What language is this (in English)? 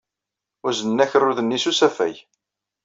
Kabyle